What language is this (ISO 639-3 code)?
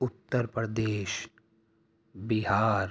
urd